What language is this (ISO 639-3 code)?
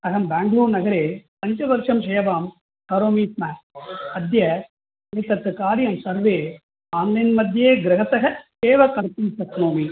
san